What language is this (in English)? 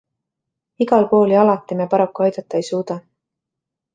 Estonian